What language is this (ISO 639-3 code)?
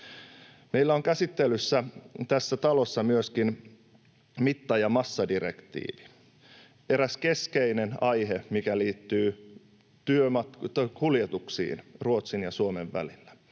fin